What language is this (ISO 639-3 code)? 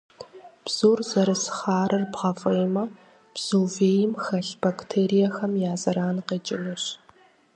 kbd